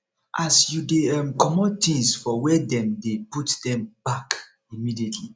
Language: Nigerian Pidgin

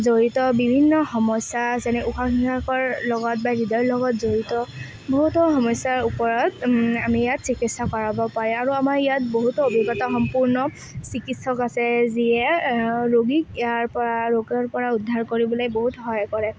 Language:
Assamese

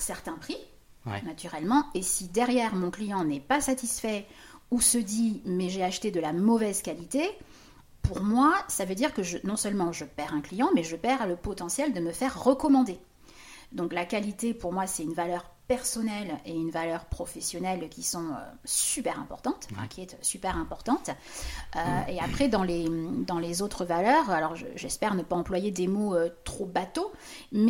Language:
French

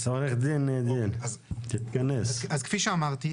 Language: Hebrew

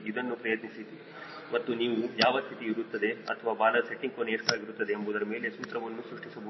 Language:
Kannada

